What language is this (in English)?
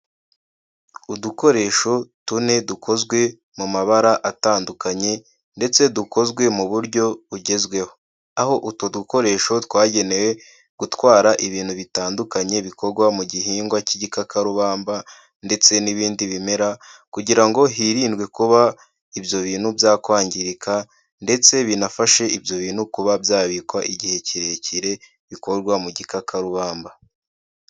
Kinyarwanda